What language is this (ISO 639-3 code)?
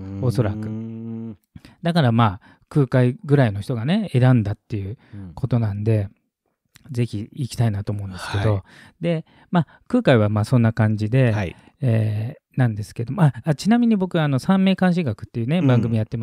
jpn